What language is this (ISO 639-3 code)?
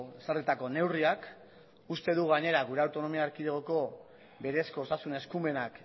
eus